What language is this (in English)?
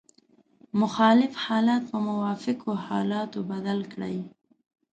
Pashto